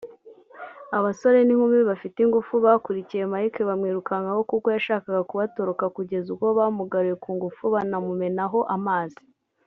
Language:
Kinyarwanda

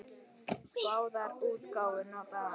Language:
Icelandic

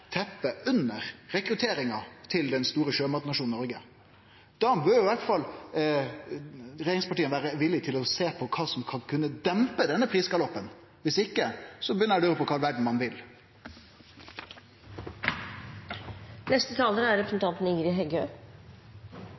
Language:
Norwegian Nynorsk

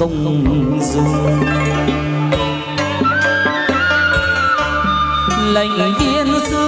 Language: Vietnamese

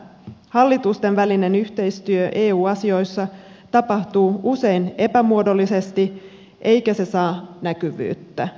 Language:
Finnish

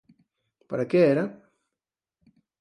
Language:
Galician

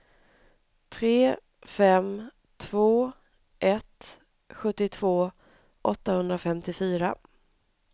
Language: Swedish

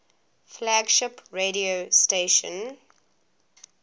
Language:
English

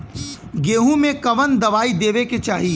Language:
Bhojpuri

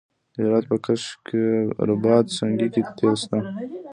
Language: Pashto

